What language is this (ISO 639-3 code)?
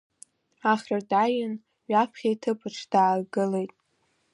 abk